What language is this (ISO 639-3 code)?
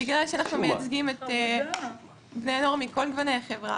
heb